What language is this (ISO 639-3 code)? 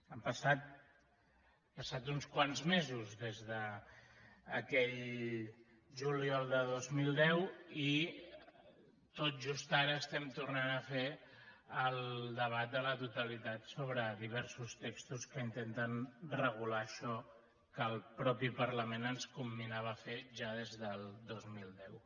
cat